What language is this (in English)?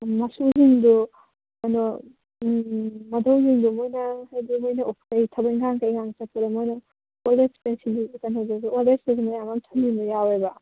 Manipuri